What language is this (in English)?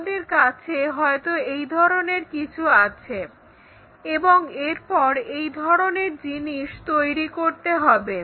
Bangla